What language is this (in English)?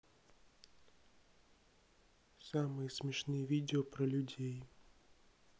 Russian